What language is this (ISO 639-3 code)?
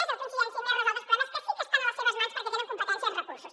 cat